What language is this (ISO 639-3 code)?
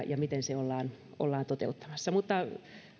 fin